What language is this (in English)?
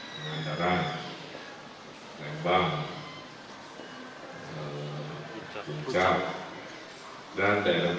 Indonesian